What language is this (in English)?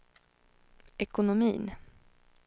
Swedish